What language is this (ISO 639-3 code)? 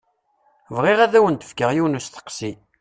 kab